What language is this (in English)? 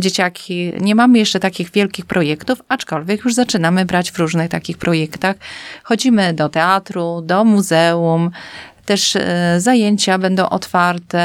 Polish